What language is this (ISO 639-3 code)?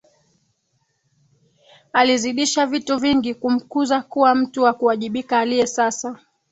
swa